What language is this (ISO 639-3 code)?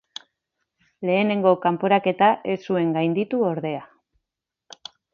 eus